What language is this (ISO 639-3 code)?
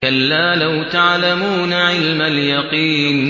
ara